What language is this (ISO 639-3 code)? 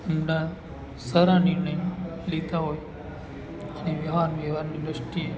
guj